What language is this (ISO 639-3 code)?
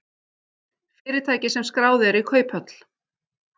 isl